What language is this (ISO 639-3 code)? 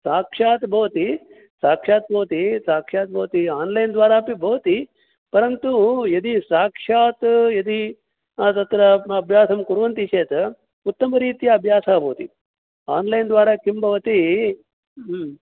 san